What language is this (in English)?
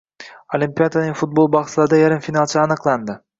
Uzbek